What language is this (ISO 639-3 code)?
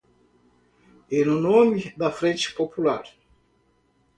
por